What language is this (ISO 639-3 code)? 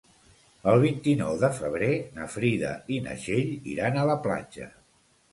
cat